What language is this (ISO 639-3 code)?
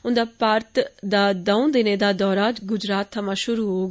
doi